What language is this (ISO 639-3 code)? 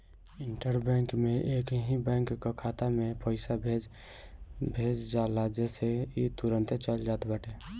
bho